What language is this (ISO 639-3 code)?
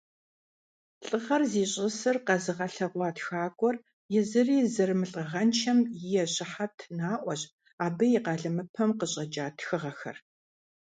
kbd